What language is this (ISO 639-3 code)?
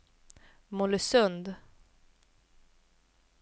swe